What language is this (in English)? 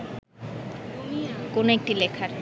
Bangla